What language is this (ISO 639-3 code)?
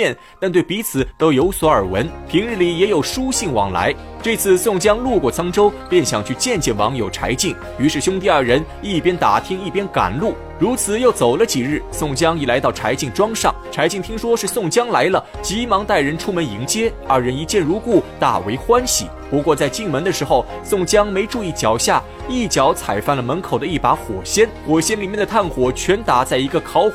zho